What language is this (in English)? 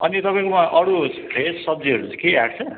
Nepali